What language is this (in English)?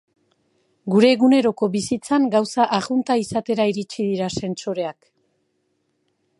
Basque